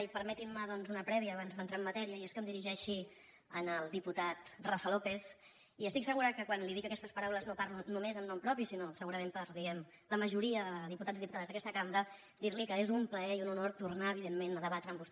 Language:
Catalan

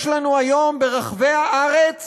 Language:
Hebrew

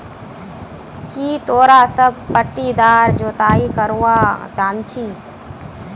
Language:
Magahi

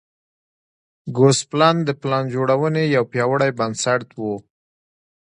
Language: Pashto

